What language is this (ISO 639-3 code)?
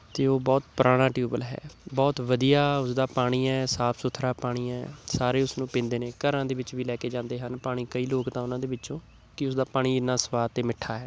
pan